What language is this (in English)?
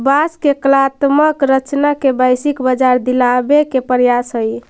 Magahi